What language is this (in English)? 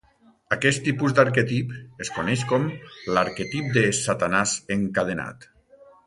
Catalan